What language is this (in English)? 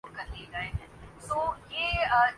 Urdu